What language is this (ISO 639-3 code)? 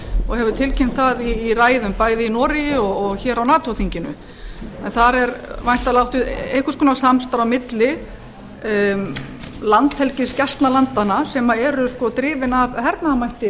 isl